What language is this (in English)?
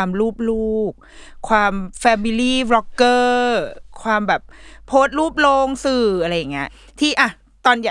Thai